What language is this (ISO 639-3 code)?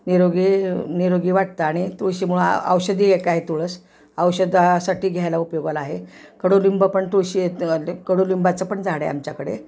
mar